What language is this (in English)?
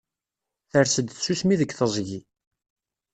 Kabyle